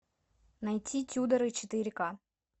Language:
Russian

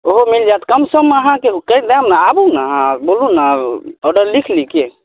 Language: Maithili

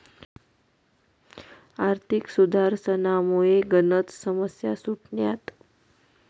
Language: Marathi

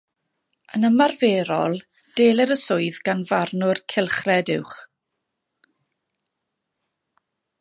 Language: Welsh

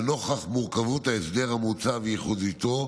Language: Hebrew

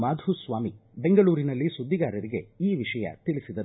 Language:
Kannada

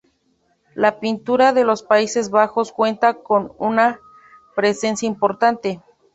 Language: Spanish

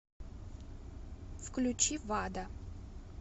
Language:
Russian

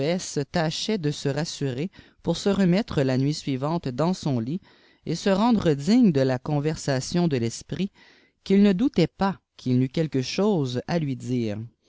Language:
French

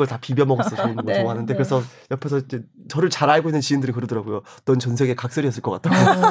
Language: Korean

